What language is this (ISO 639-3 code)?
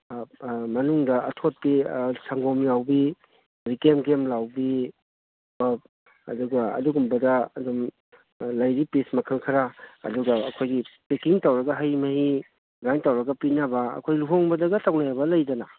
mni